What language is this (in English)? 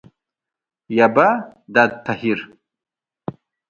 Abkhazian